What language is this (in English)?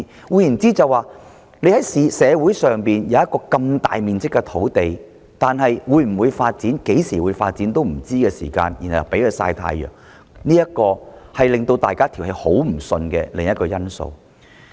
Cantonese